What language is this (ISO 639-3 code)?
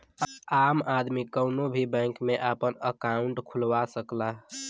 bho